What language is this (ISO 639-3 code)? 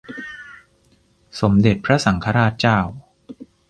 tha